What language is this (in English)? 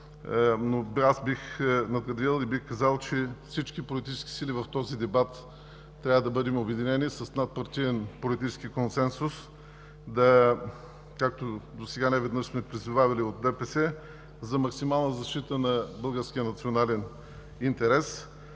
Bulgarian